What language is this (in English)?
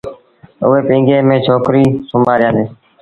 Sindhi Bhil